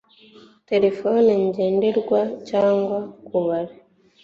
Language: Kinyarwanda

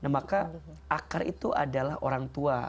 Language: Indonesian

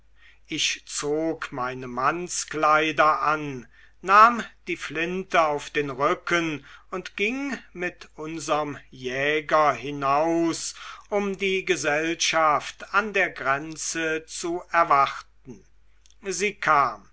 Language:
German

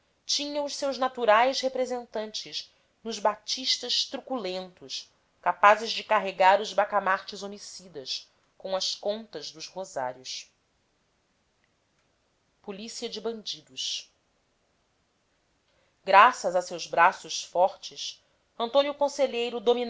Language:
Portuguese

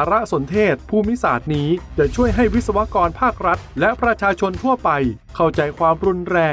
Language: Thai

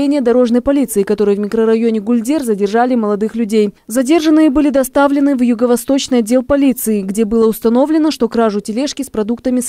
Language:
Russian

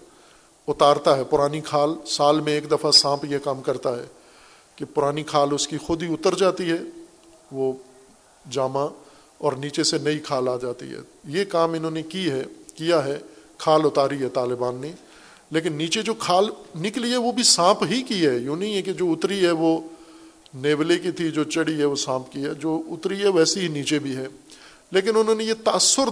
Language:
Urdu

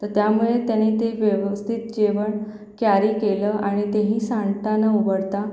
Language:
Marathi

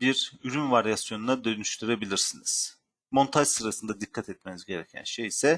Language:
Turkish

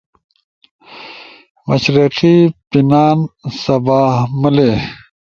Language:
Ushojo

